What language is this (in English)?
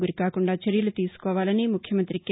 Telugu